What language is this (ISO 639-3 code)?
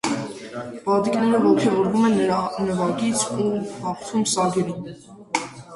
hye